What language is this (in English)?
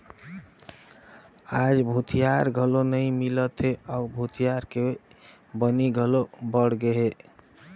Chhattisgarhi